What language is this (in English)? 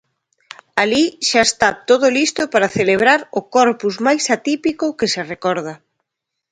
Galician